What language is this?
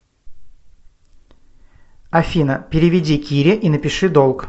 Russian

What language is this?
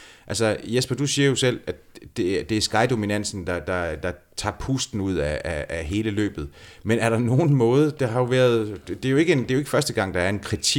Danish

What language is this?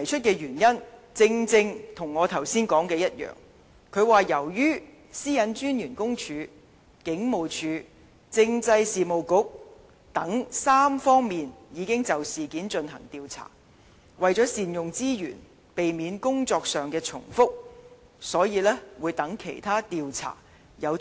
Cantonese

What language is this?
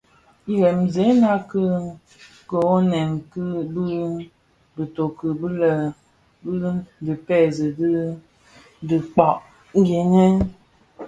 Bafia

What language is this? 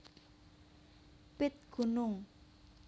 Javanese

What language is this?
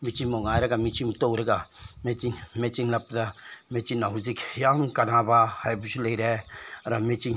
Manipuri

